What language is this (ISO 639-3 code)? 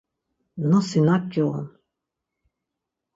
lzz